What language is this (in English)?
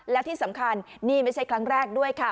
Thai